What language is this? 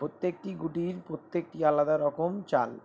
Bangla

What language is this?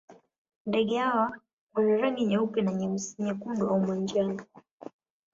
Swahili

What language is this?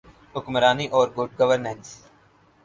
Urdu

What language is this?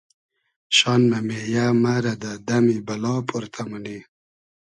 Hazaragi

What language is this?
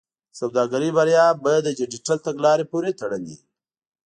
Pashto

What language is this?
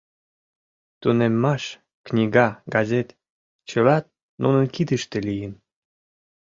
Mari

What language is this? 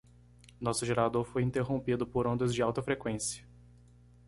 Portuguese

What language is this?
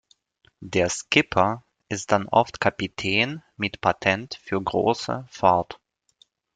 German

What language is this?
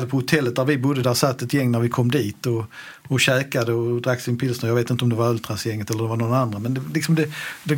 Swedish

